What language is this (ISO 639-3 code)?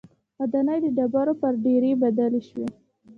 pus